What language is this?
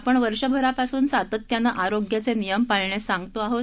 Marathi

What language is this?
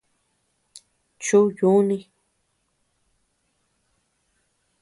Tepeuxila Cuicatec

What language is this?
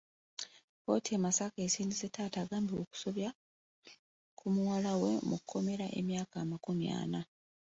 Ganda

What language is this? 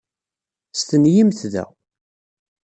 Kabyle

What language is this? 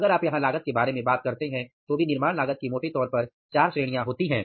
Hindi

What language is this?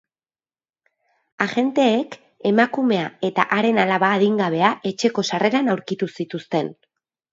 Basque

